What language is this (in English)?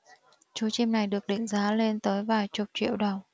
Vietnamese